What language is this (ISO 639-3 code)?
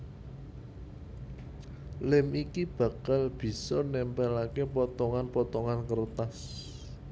jav